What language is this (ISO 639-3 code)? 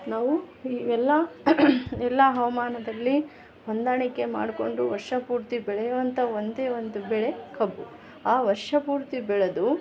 kan